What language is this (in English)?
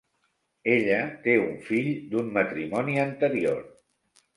Catalan